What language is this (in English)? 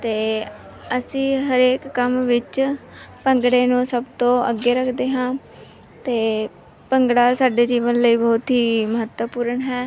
Punjabi